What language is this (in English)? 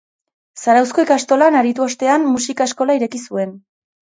Basque